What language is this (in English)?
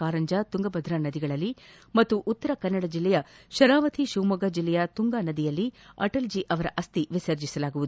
Kannada